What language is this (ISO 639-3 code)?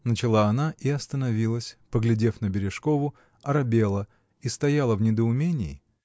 rus